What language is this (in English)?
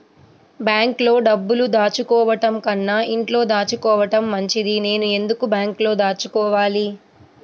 Telugu